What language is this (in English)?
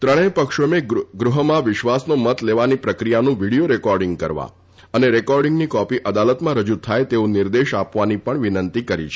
Gujarati